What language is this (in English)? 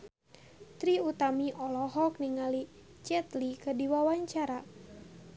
Sundanese